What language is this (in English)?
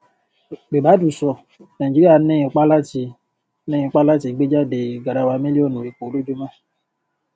Yoruba